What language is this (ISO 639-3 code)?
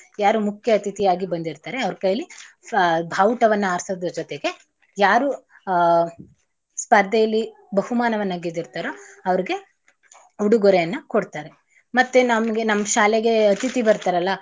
kan